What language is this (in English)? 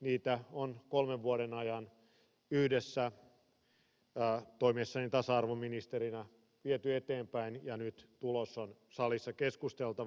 Finnish